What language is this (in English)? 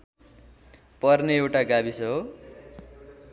Nepali